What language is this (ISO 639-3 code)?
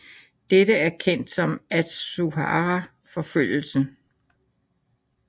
dan